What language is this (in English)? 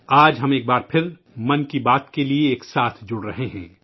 Urdu